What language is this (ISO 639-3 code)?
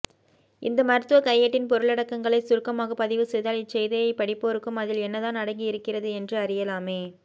tam